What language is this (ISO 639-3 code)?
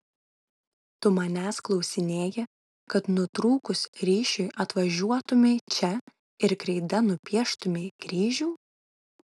lit